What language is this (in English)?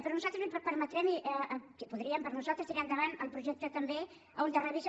Catalan